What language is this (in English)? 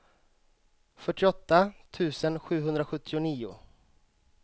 Swedish